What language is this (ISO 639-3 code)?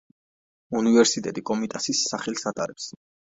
kat